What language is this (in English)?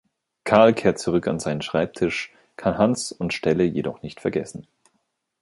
German